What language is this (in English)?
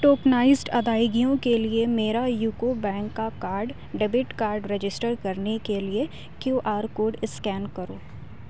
Urdu